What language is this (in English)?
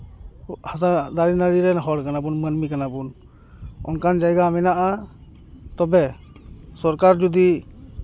Santali